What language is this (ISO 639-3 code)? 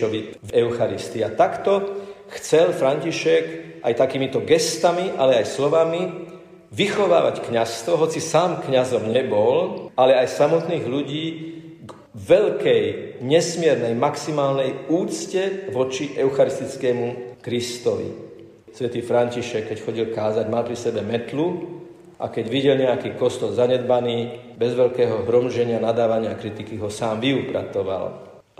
slk